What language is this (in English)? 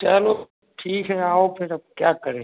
Hindi